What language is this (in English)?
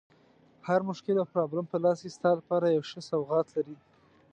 Pashto